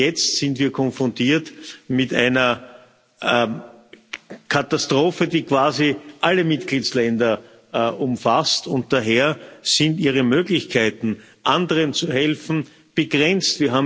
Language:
German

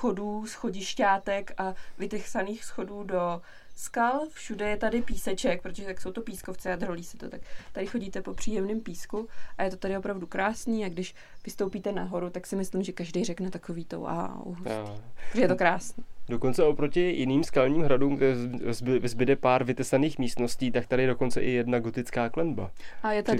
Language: Czech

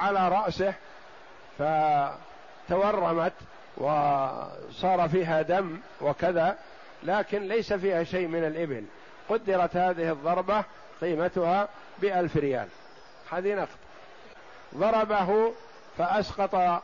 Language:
Arabic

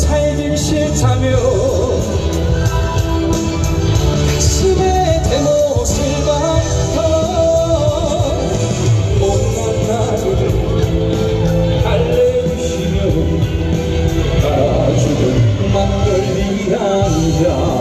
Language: Korean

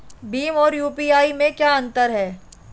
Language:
Hindi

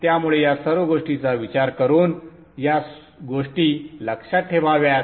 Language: Marathi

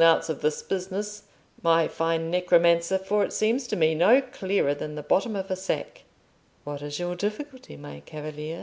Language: English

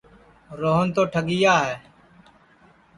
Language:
Sansi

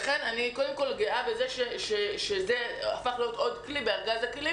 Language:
Hebrew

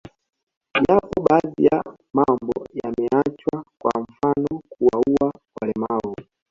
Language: Swahili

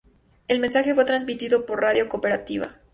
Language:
Spanish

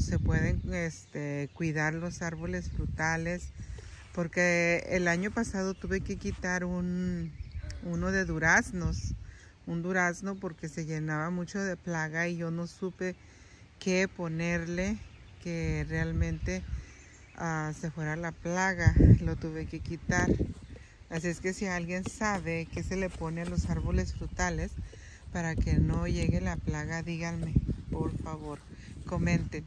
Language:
Spanish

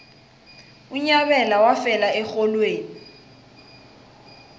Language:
South Ndebele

